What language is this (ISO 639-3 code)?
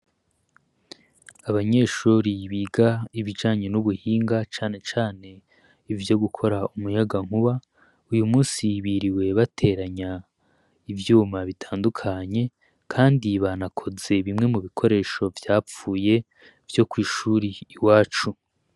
run